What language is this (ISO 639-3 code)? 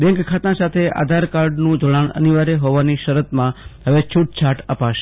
guj